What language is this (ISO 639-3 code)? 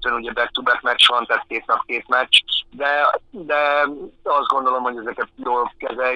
hun